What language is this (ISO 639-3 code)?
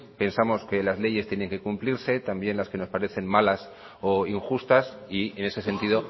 spa